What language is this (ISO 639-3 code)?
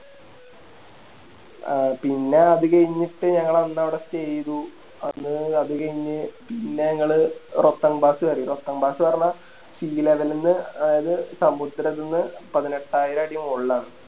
mal